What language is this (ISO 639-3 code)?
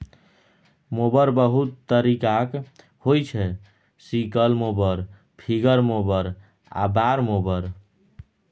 mai